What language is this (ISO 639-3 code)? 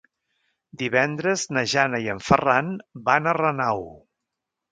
cat